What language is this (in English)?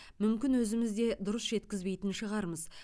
Kazakh